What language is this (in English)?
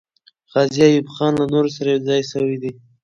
Pashto